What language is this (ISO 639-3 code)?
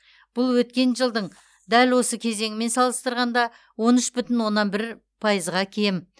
kaz